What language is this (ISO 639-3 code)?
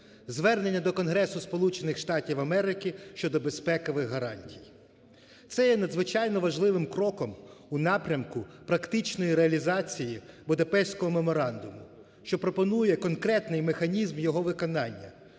ukr